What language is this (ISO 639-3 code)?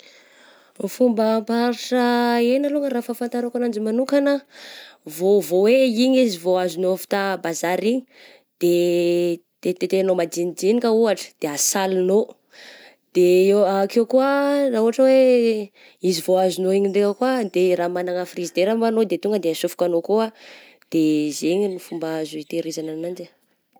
bzc